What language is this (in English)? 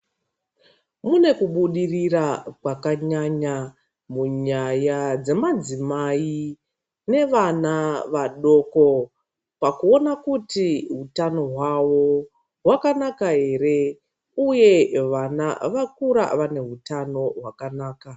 Ndau